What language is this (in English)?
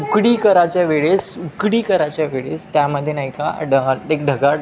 Marathi